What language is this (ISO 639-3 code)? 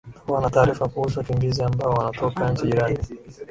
swa